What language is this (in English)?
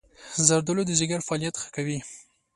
Pashto